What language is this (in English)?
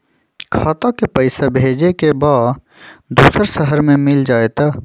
Magahi